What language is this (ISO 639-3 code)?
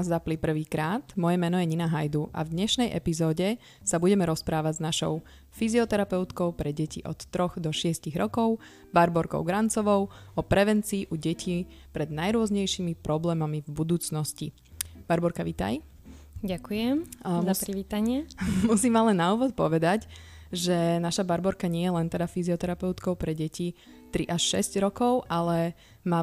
slk